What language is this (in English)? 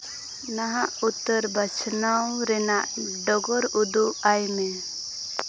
Santali